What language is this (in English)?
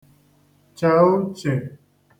Igbo